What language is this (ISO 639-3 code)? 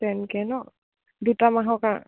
asm